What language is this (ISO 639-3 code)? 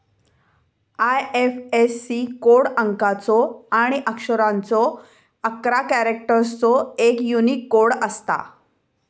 mar